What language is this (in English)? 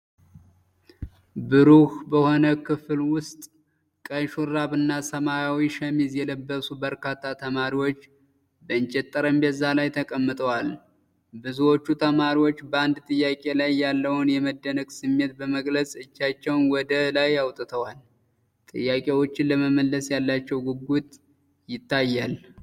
Amharic